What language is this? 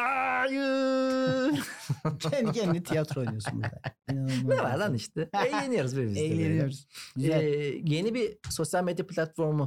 Turkish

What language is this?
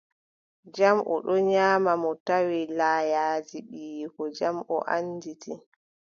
Adamawa Fulfulde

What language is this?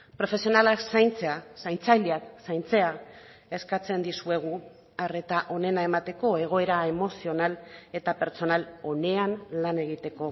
Basque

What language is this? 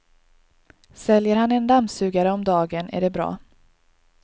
Swedish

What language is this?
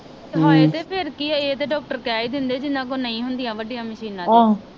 Punjabi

